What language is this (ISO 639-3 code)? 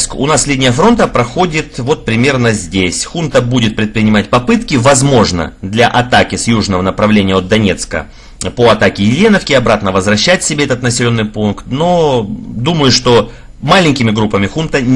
rus